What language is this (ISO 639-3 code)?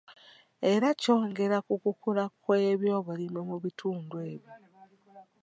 lug